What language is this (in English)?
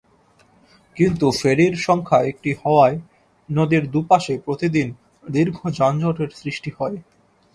Bangla